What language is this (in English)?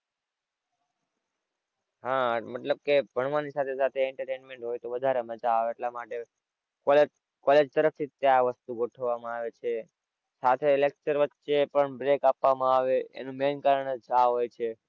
Gujarati